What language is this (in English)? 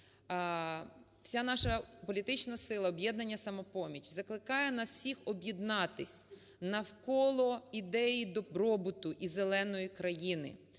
Ukrainian